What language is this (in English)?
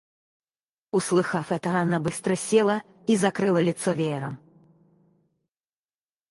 Russian